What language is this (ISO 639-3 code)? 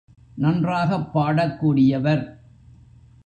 tam